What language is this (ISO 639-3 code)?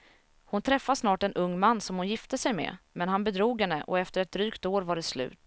swe